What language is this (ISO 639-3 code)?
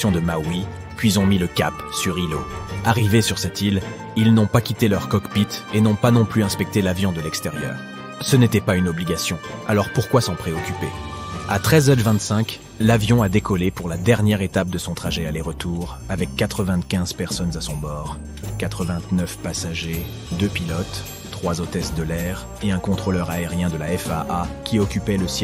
fra